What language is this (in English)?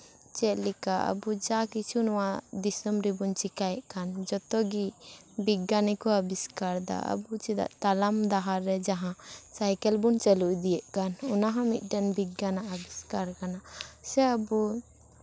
Santali